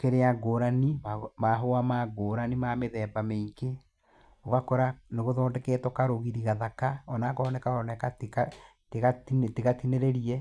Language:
Kikuyu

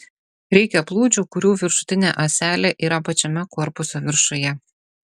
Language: Lithuanian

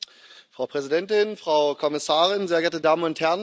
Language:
German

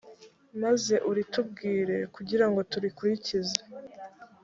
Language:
Kinyarwanda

